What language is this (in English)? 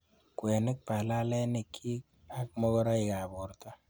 Kalenjin